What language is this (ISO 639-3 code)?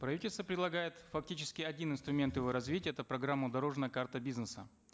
kaz